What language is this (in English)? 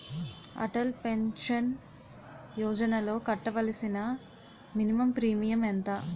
Telugu